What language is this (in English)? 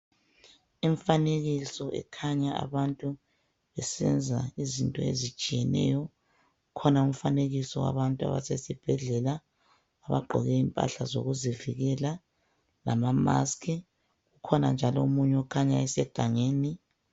North Ndebele